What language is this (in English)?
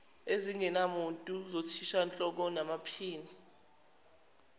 Zulu